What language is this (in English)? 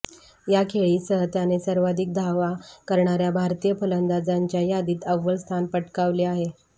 Marathi